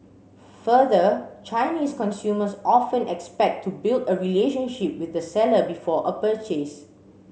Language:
English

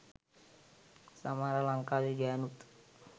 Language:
Sinhala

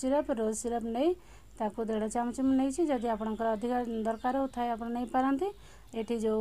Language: Hindi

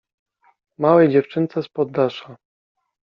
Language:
Polish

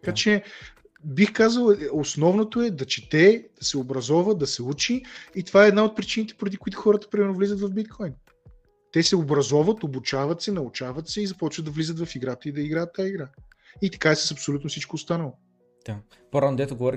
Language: Bulgarian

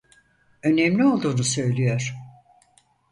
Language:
Turkish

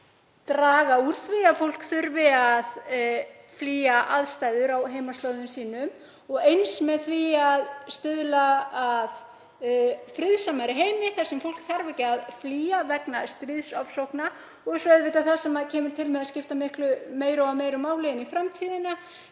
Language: Icelandic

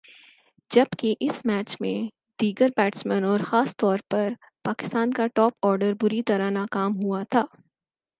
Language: Urdu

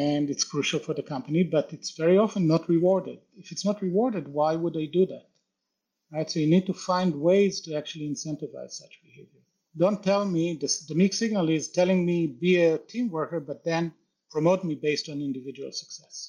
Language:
English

